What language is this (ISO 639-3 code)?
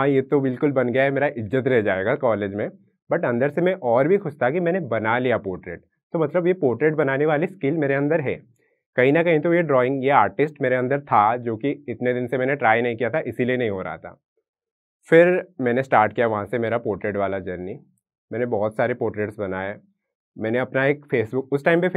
hin